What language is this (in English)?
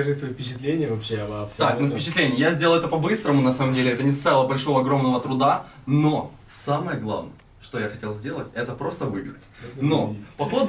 Russian